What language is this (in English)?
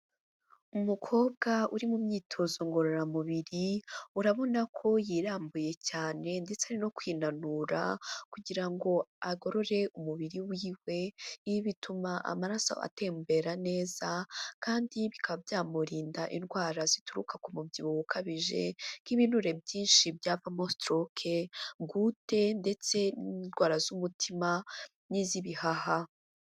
Kinyarwanda